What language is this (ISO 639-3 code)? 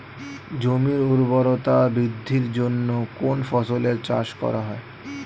ben